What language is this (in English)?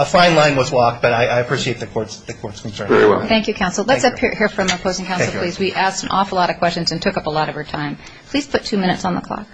English